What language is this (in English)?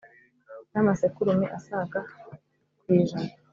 Kinyarwanda